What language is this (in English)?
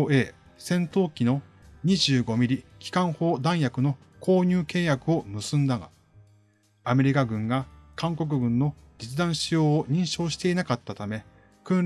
Japanese